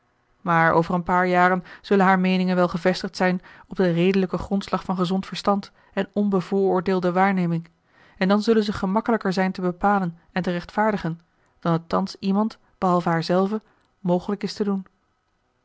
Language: Dutch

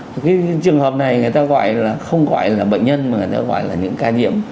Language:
Vietnamese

